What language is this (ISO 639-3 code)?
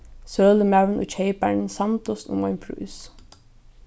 fao